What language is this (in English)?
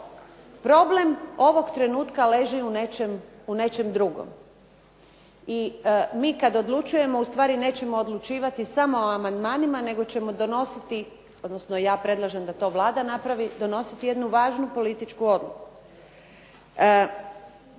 Croatian